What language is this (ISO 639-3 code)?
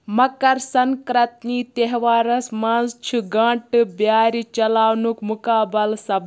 kas